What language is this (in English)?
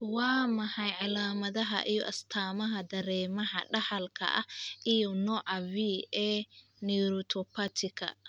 Somali